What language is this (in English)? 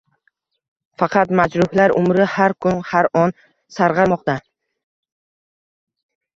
Uzbek